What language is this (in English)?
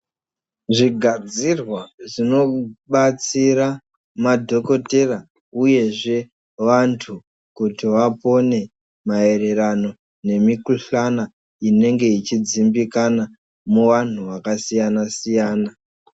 Ndau